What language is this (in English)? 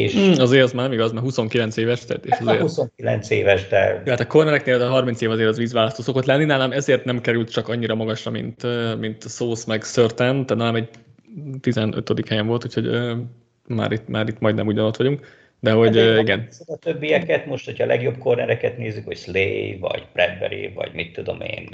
Hungarian